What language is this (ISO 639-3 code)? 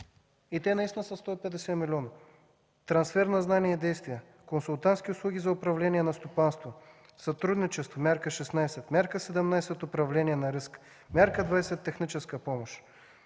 bul